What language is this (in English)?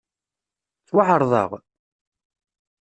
Kabyle